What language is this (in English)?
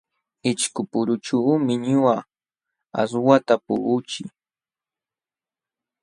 Jauja Wanca Quechua